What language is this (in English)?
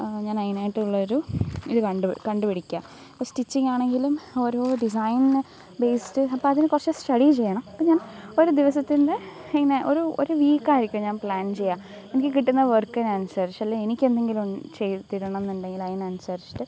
Malayalam